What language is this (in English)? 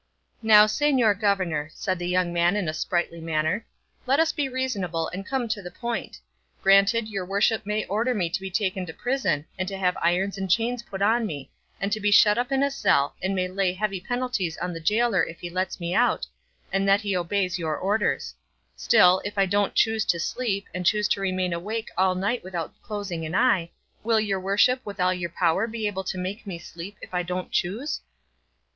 English